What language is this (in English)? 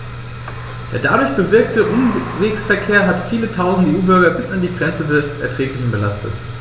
German